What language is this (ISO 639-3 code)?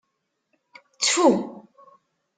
kab